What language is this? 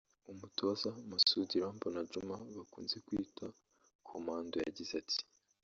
Kinyarwanda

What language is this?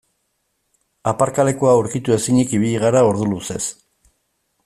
Basque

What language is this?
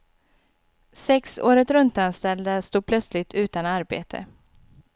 Swedish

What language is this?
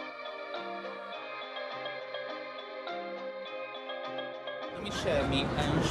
Portuguese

